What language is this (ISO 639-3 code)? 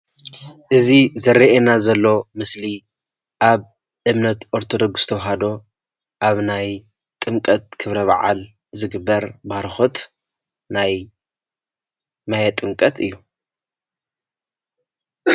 tir